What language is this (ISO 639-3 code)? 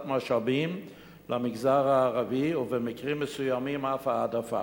heb